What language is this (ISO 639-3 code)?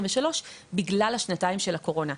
heb